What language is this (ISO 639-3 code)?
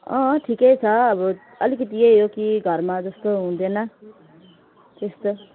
nep